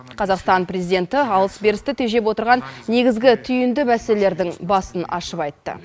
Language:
Kazakh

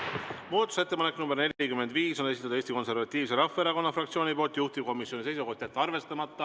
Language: Estonian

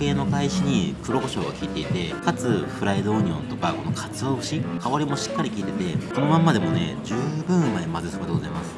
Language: Japanese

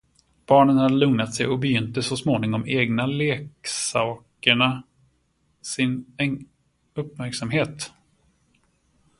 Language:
Swedish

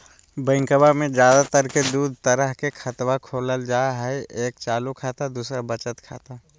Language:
Magahi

